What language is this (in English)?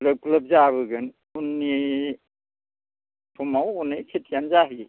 Bodo